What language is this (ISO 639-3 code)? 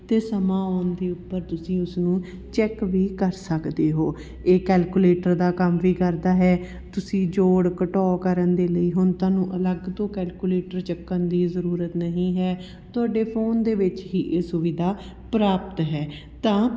pan